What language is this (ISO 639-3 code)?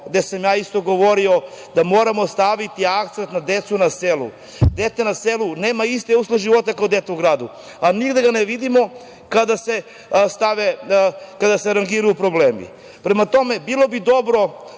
srp